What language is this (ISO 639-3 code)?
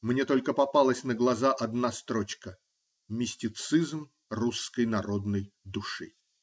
rus